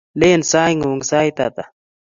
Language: Kalenjin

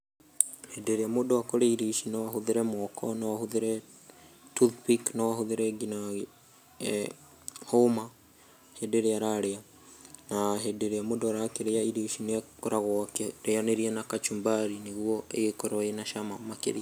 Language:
Kikuyu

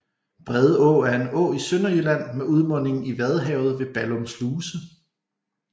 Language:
Danish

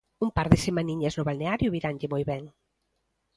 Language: Galician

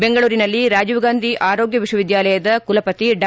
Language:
Kannada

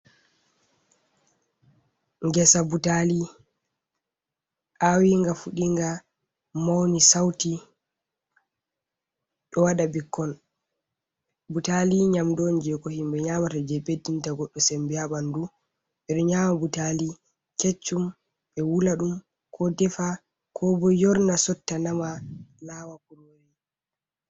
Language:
Fula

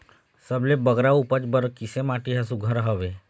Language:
Chhattisgarhi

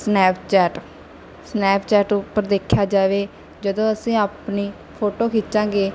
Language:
Punjabi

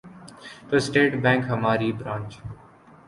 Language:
Urdu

